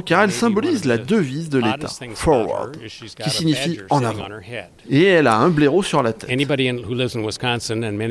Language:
French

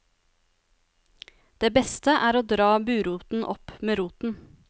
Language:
Norwegian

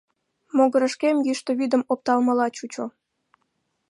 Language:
Mari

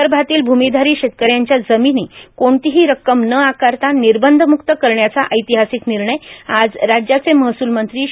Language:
Marathi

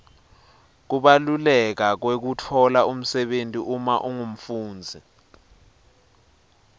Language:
Swati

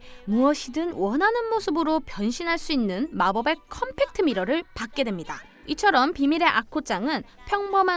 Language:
Korean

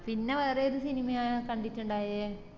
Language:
Malayalam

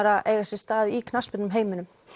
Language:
Icelandic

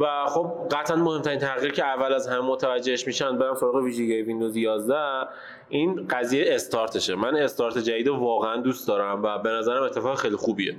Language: Persian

